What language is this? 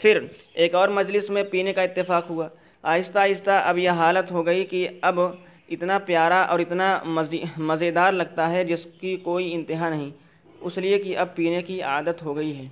Urdu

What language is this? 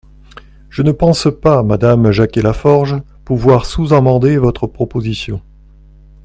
French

